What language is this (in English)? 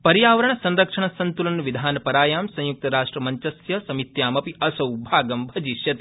Sanskrit